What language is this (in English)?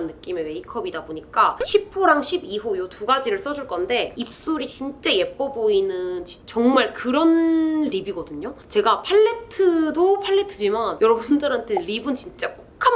Korean